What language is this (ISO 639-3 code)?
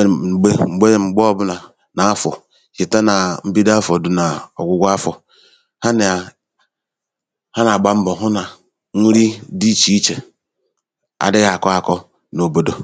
ibo